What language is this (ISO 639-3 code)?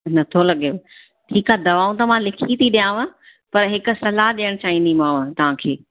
snd